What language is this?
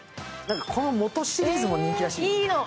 Japanese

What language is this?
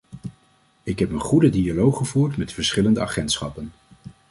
Dutch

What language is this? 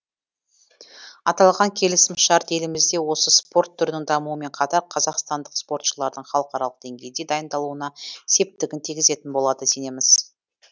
Kazakh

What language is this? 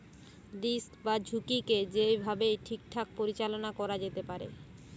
Bangla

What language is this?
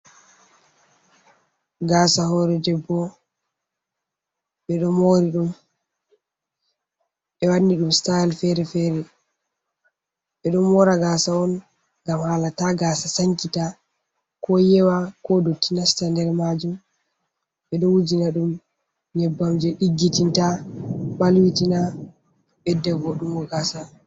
Fula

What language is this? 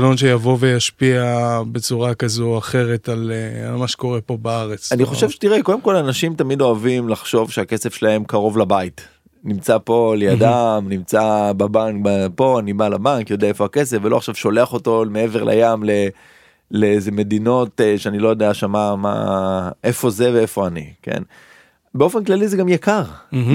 Hebrew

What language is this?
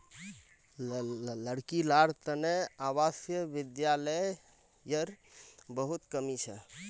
Magahi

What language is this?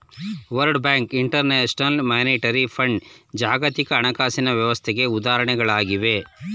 Kannada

